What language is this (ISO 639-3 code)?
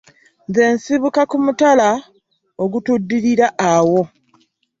lug